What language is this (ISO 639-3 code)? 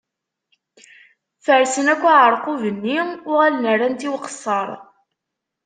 kab